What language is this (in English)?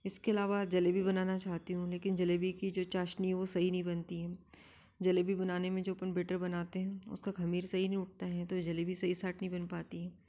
Hindi